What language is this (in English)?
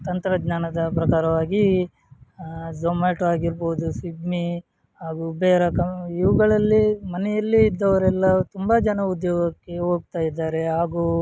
Kannada